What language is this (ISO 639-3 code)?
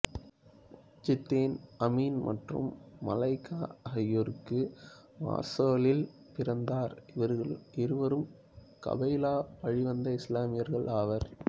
tam